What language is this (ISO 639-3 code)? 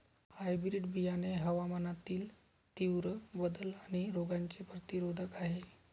mar